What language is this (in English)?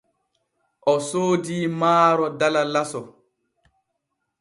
Borgu Fulfulde